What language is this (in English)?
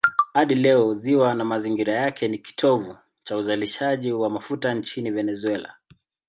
Swahili